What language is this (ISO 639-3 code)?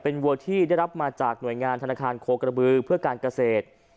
tha